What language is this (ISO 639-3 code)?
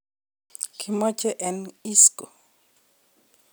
kln